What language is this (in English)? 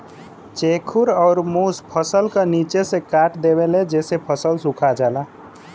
Bhojpuri